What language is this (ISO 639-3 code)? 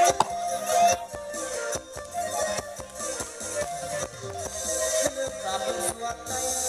tha